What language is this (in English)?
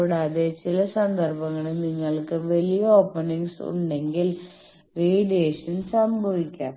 Malayalam